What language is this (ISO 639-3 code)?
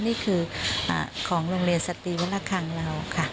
tha